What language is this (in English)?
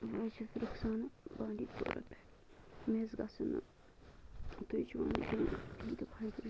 Kashmiri